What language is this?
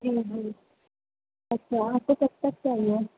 Urdu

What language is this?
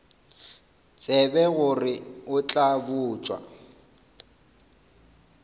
Northern Sotho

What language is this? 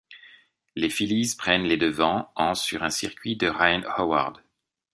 French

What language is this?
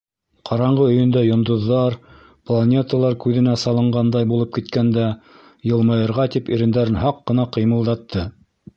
Bashkir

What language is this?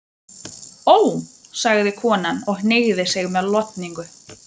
Icelandic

